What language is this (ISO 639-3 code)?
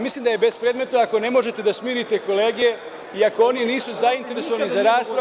srp